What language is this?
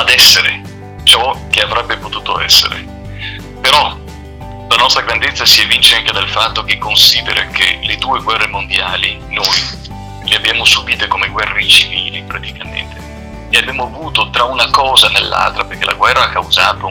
Italian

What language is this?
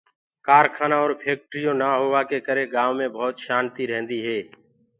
Gurgula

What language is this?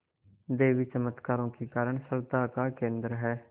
Hindi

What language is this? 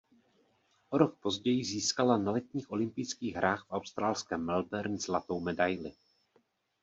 Czech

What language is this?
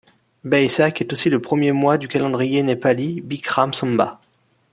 French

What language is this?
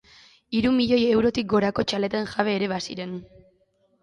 Basque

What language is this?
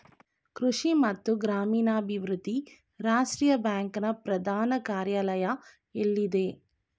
Kannada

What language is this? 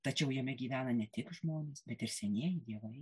Lithuanian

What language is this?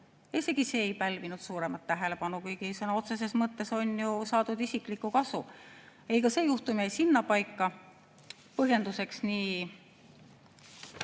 Estonian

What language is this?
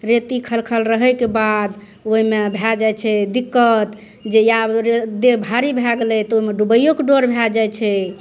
Maithili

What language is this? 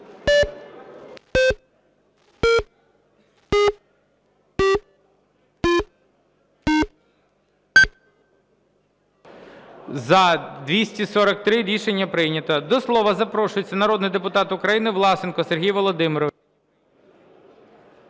Ukrainian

